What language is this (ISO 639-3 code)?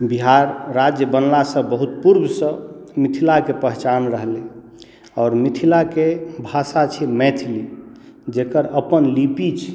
mai